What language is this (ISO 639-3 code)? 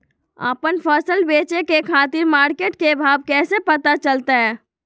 mag